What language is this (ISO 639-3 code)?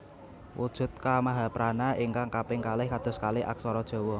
jav